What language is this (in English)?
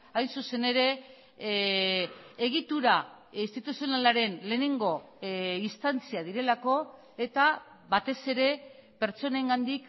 Basque